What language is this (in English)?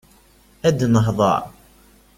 Kabyle